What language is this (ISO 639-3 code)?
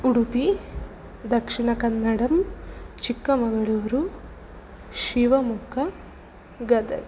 san